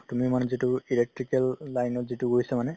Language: Assamese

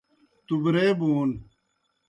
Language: Kohistani Shina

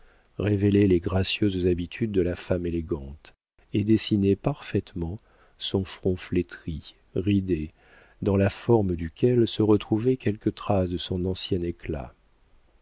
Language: French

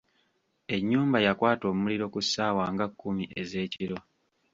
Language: Ganda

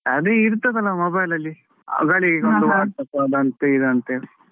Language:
Kannada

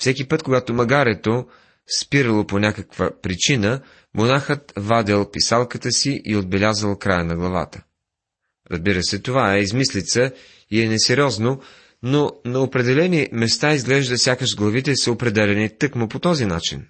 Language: Bulgarian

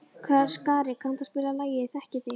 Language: Icelandic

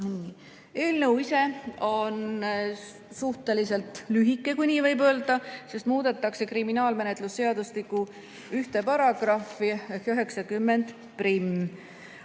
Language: Estonian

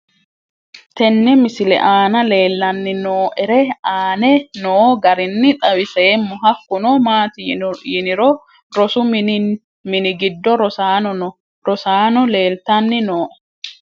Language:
Sidamo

